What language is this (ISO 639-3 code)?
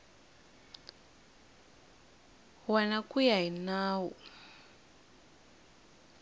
tso